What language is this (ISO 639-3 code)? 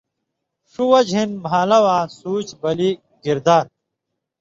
mvy